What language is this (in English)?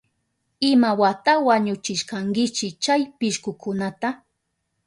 Southern Pastaza Quechua